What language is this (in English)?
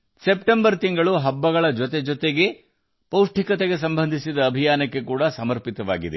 Kannada